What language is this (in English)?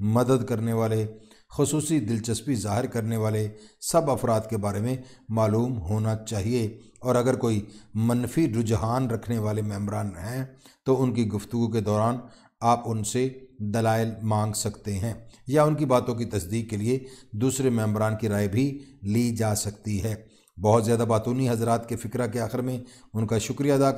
Hindi